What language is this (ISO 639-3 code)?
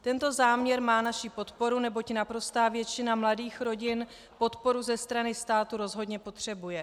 ces